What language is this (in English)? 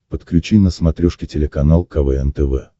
Russian